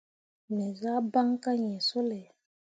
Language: Mundang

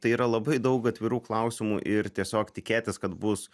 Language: Lithuanian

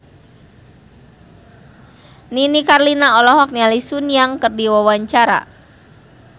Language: Sundanese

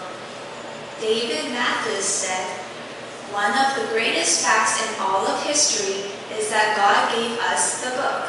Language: Korean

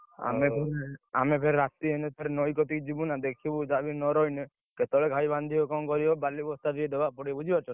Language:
Odia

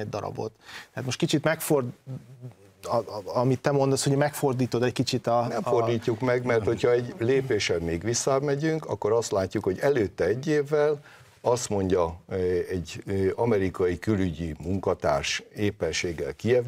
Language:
Hungarian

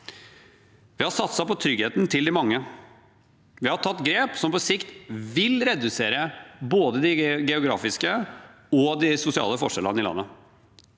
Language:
Norwegian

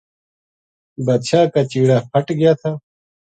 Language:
Gujari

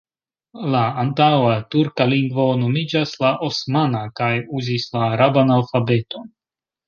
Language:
Esperanto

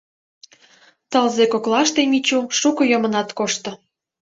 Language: Mari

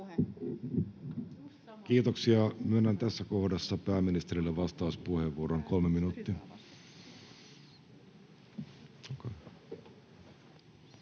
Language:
Finnish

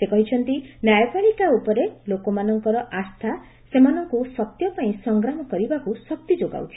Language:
Odia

